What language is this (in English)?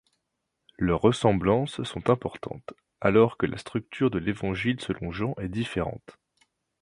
French